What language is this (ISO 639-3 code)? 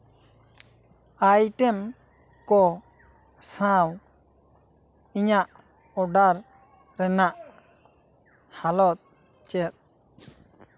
sat